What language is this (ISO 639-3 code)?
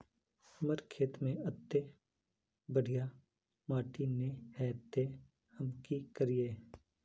mag